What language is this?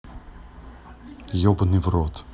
Russian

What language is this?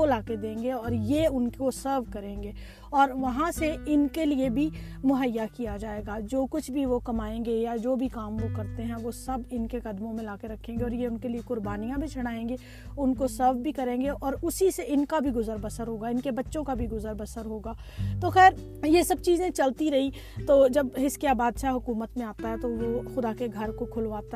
Urdu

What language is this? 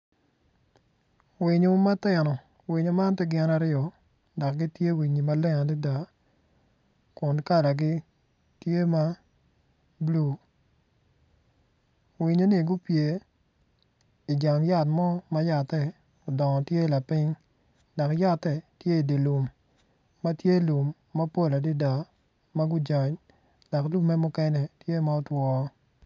Acoli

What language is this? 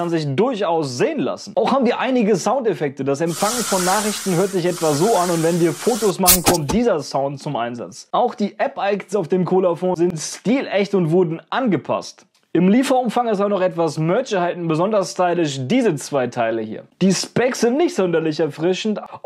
German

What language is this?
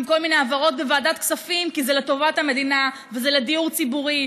Hebrew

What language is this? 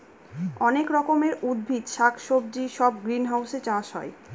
Bangla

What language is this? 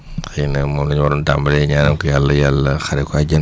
Wolof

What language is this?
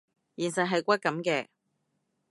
Cantonese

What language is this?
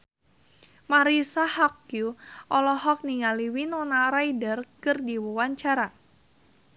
Sundanese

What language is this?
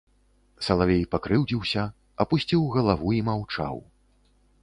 Belarusian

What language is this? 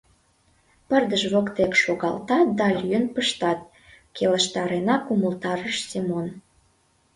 Mari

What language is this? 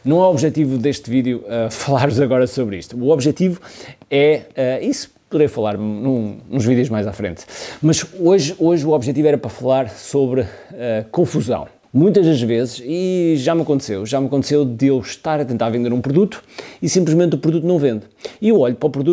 Portuguese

